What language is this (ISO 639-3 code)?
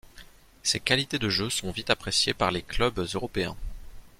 fra